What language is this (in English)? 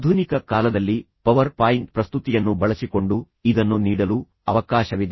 Kannada